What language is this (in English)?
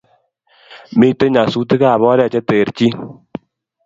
Kalenjin